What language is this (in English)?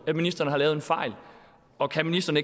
Danish